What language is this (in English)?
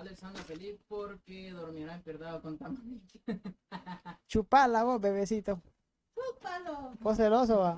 Spanish